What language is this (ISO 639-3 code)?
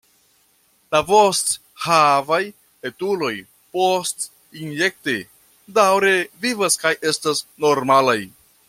epo